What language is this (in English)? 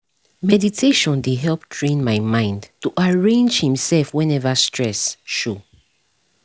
Nigerian Pidgin